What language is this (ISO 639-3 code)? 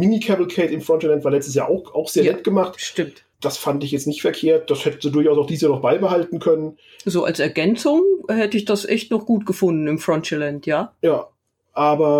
deu